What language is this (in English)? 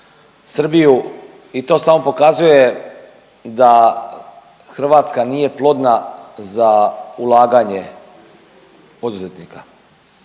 Croatian